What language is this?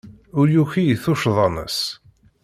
Kabyle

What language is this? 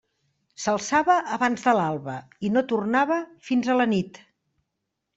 Catalan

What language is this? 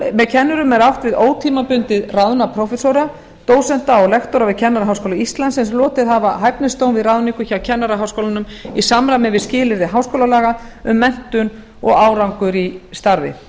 Icelandic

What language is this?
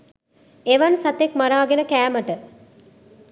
Sinhala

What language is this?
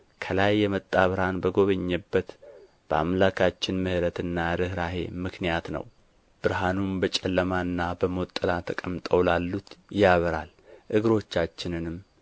Amharic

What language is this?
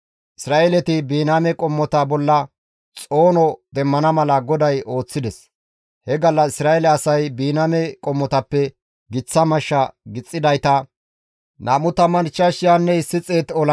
Gamo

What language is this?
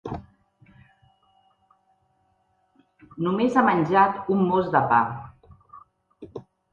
Catalan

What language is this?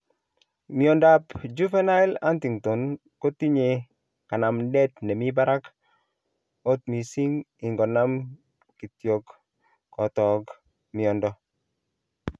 Kalenjin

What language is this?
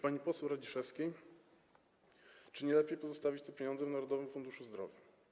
Polish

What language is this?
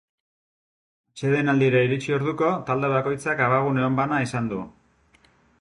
Basque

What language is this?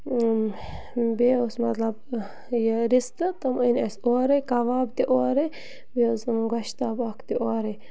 Kashmiri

